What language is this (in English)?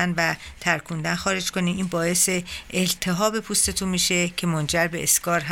Persian